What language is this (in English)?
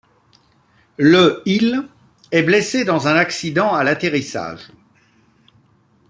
French